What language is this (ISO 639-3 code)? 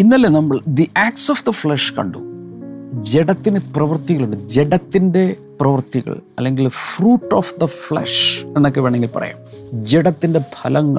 mal